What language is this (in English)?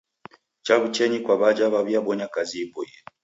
Taita